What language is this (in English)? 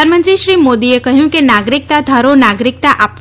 Gujarati